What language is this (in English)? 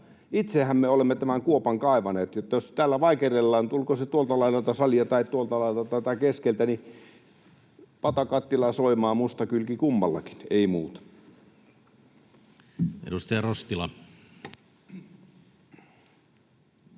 Finnish